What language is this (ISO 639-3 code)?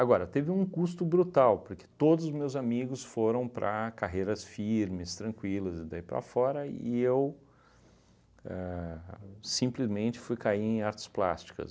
por